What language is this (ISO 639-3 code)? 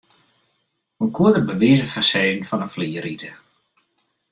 fry